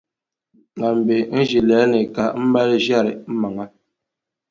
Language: Dagbani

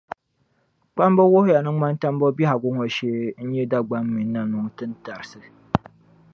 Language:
Dagbani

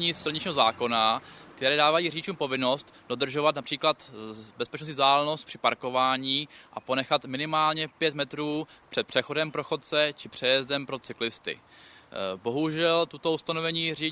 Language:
Czech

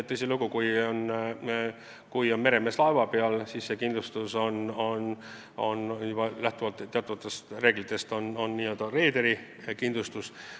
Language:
Estonian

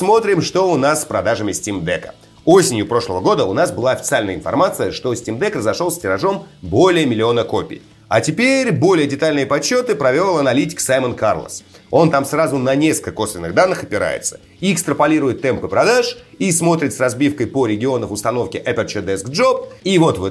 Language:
Russian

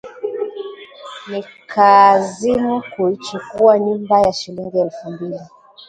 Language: Swahili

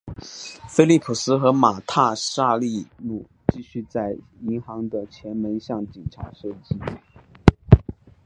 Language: Chinese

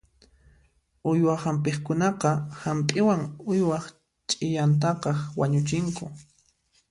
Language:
Puno Quechua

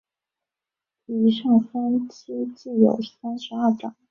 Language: Chinese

